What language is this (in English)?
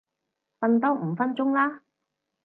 Cantonese